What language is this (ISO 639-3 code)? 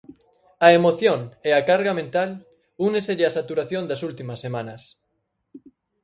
glg